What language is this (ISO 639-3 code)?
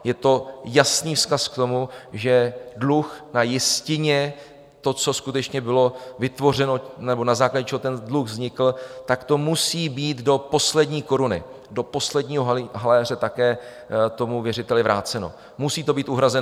ces